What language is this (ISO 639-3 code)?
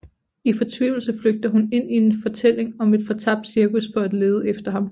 dan